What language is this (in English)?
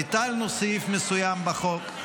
Hebrew